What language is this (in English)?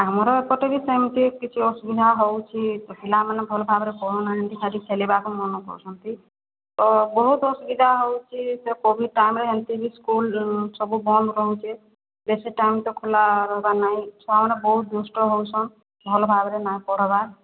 Odia